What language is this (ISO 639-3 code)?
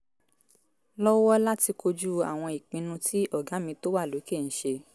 yor